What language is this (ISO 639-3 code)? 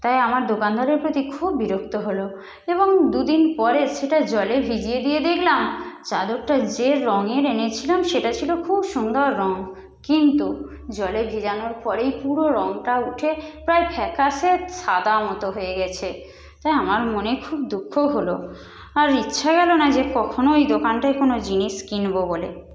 ben